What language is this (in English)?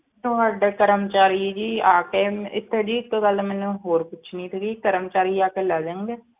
Punjabi